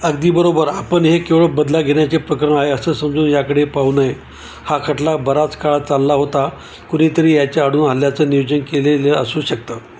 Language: Marathi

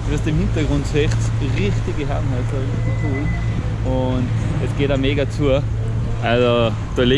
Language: German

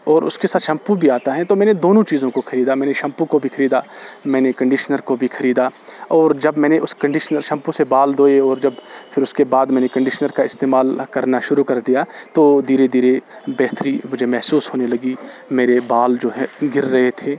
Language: Urdu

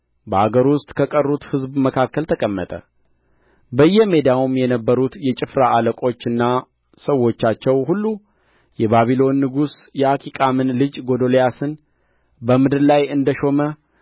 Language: Amharic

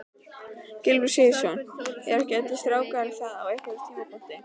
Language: Icelandic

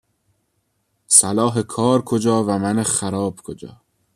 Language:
Persian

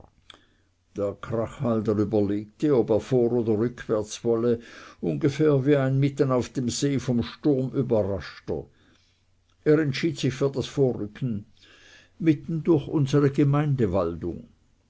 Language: German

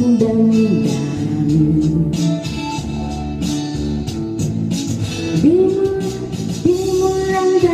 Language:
Filipino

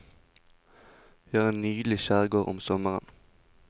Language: Norwegian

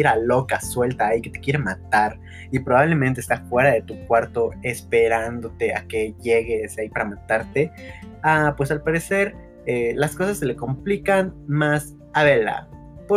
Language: Spanish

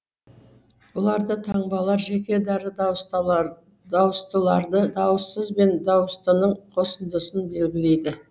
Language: Kazakh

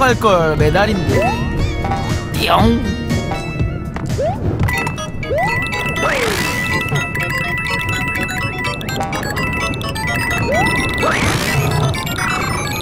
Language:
Korean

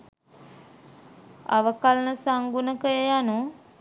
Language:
Sinhala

